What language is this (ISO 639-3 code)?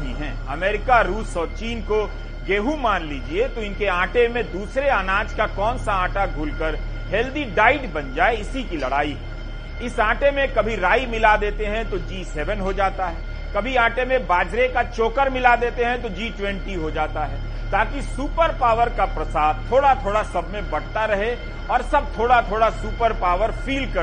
hin